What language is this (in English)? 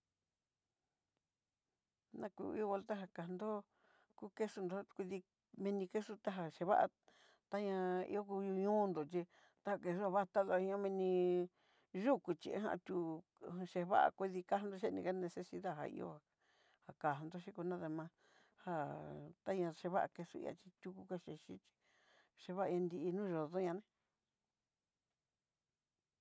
Southeastern Nochixtlán Mixtec